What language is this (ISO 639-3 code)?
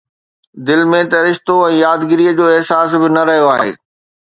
snd